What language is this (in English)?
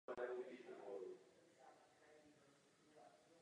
Czech